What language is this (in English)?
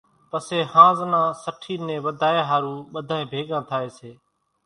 Kachi Koli